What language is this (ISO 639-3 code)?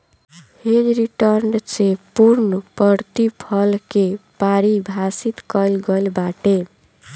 bho